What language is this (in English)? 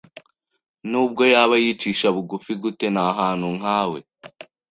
Kinyarwanda